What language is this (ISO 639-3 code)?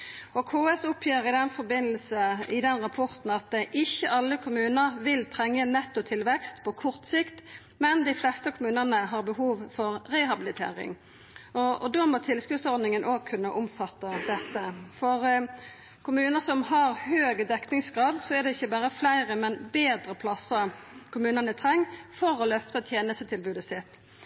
nno